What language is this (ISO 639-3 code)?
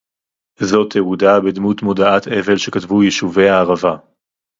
heb